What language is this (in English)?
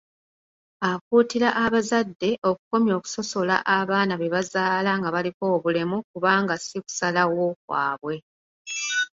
Ganda